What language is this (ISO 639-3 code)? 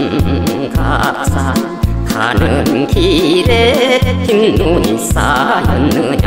kor